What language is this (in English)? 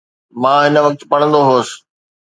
Sindhi